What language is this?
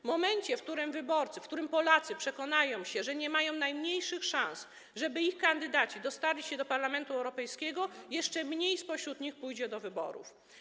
Polish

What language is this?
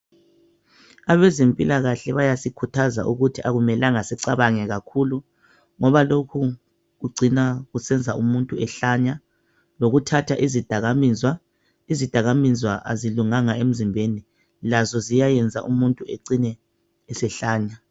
North Ndebele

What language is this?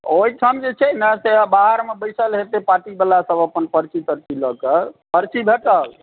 Maithili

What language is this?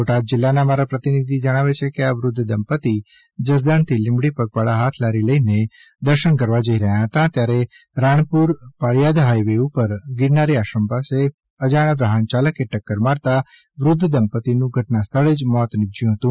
Gujarati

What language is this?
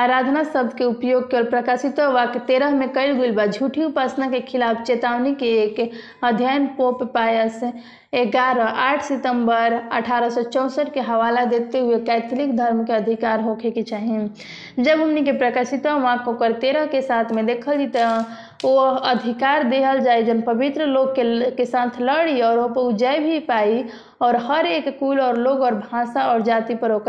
Hindi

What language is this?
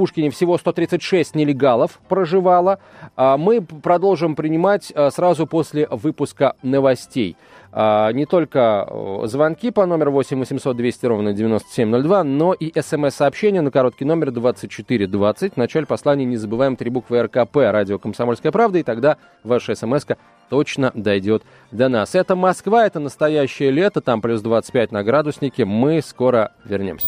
Russian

